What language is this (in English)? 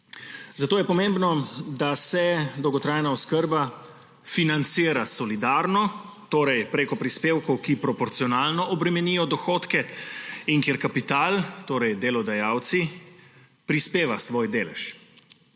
Slovenian